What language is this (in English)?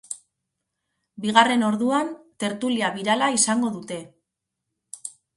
Basque